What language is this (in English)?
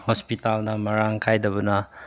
Manipuri